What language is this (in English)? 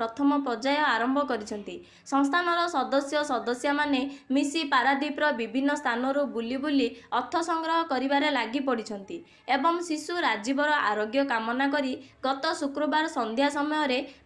Indonesian